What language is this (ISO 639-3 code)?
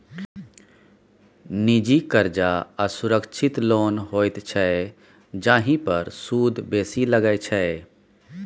mai